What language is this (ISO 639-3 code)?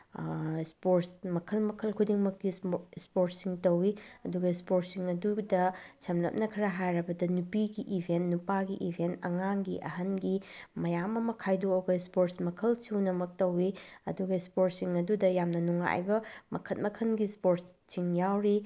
mni